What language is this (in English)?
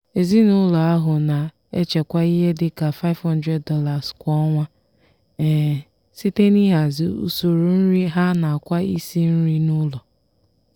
Igbo